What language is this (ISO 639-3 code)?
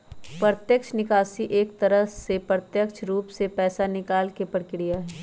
mag